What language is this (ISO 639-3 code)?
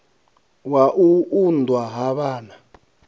ven